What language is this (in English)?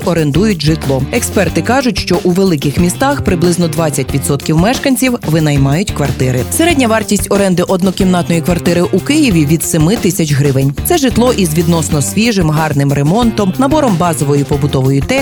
Ukrainian